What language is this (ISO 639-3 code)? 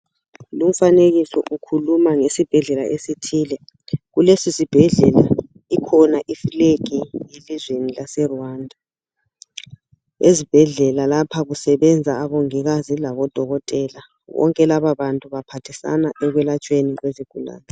nde